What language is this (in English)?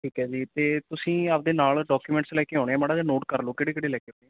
Punjabi